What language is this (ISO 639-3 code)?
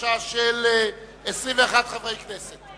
heb